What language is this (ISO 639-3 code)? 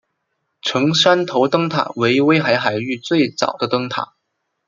zho